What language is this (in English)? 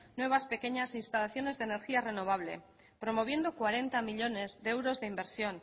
Spanish